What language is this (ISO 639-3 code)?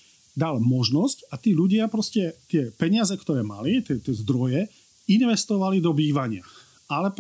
slk